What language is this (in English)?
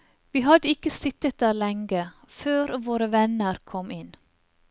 Norwegian